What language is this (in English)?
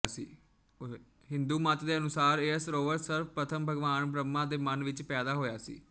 Punjabi